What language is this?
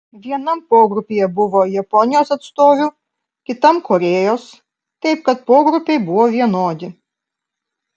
Lithuanian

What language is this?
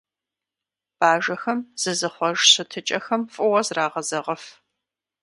Kabardian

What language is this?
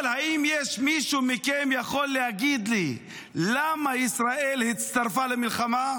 Hebrew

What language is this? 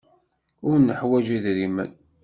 Kabyle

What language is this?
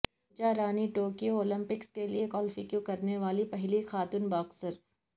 Urdu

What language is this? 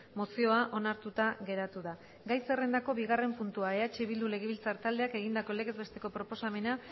Basque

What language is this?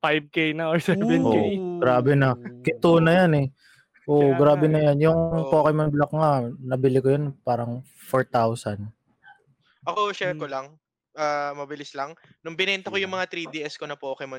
Filipino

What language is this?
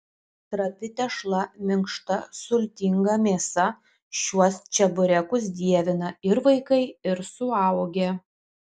Lithuanian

